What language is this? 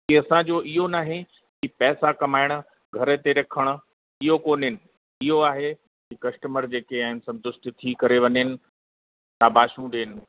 Sindhi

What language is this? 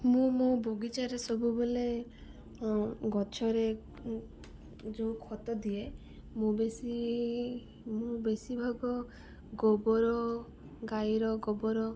Odia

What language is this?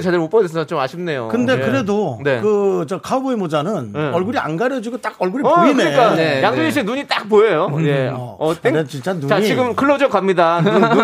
Korean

